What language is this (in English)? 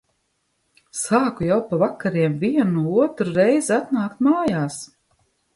Latvian